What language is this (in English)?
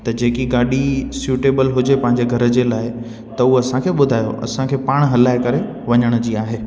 Sindhi